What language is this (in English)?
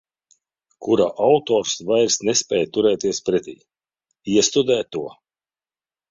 Latvian